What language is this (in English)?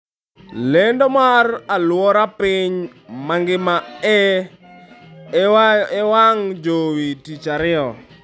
Luo (Kenya and Tanzania)